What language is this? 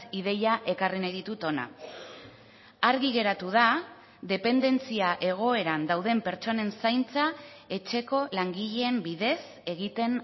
Basque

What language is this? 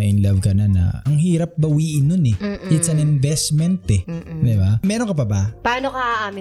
Filipino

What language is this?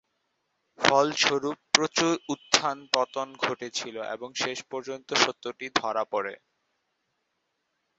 Bangla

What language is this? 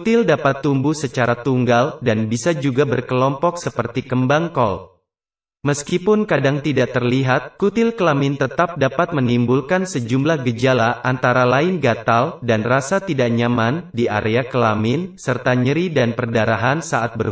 Indonesian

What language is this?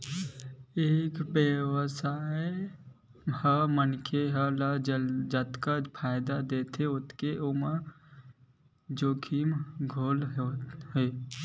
Chhattisgarhi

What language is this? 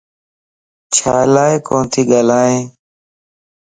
Lasi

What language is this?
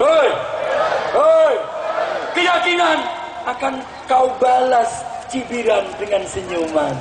Indonesian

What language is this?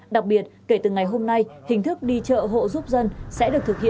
Vietnamese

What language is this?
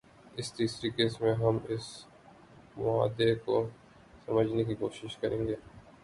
Urdu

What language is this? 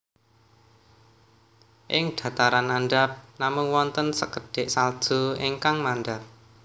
Javanese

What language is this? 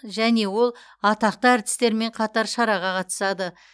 Kazakh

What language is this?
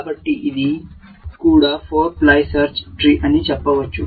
Telugu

